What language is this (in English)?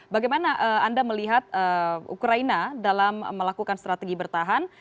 Indonesian